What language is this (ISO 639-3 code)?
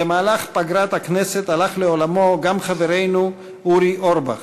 heb